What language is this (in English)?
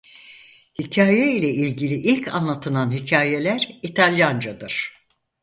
Turkish